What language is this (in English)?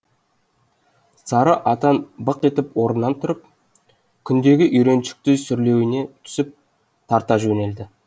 Kazakh